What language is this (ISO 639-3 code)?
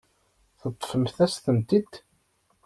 kab